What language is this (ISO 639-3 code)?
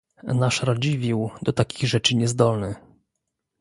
pol